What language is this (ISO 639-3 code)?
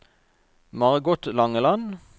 nor